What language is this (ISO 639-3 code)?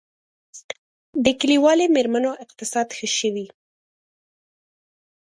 pus